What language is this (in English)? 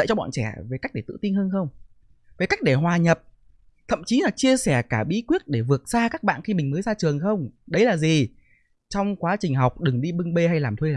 Vietnamese